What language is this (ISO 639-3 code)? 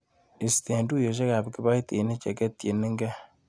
kln